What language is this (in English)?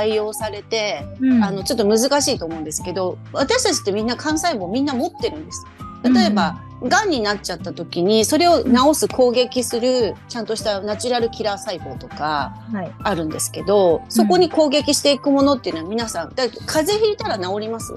Japanese